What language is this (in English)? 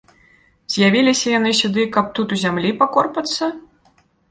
Belarusian